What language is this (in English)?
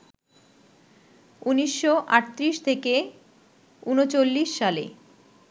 Bangla